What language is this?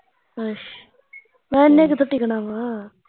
Punjabi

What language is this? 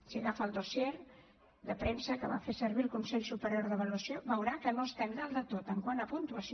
Catalan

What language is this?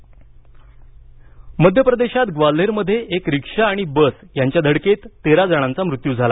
Marathi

